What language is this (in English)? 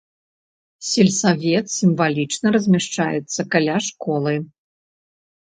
Belarusian